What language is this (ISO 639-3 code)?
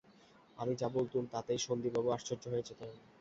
ben